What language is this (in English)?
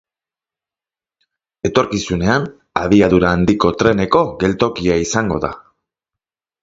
Basque